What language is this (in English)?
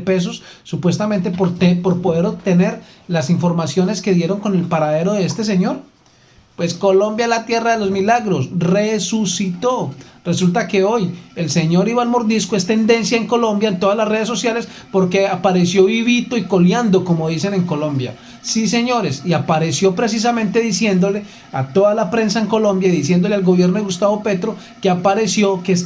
Spanish